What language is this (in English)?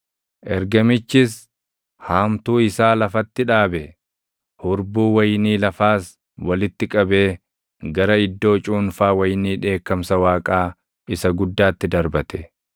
Oromo